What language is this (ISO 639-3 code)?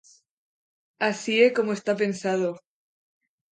glg